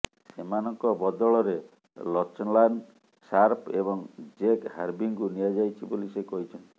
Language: Odia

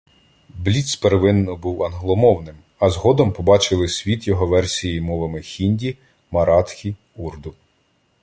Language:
Ukrainian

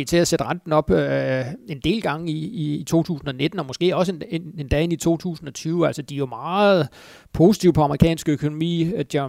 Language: Danish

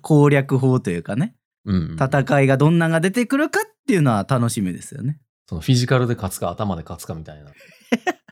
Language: Japanese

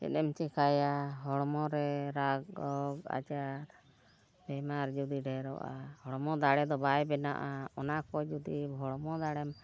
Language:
Santali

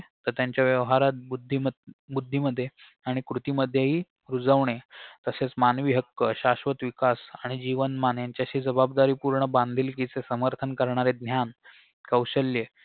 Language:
Marathi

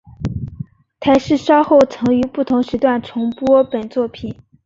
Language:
Chinese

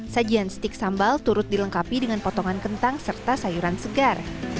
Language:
Indonesian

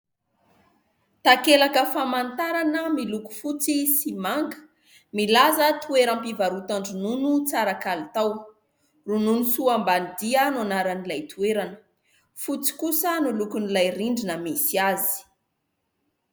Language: Malagasy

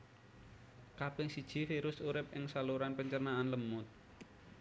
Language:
Javanese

